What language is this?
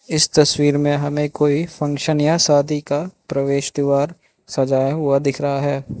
Hindi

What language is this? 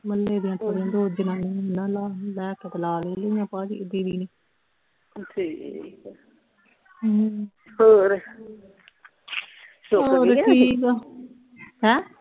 Punjabi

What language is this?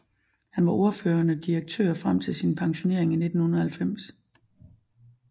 Danish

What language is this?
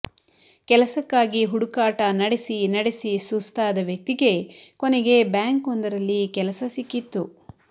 Kannada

